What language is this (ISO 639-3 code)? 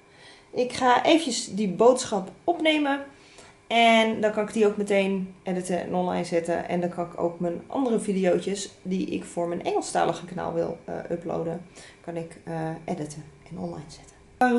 nld